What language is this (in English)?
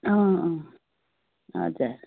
Nepali